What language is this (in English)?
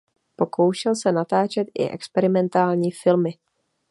Czech